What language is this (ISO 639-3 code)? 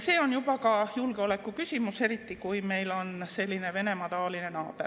est